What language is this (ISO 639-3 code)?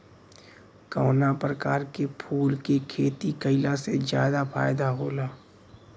bho